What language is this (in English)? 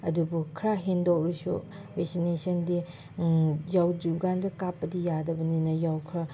Manipuri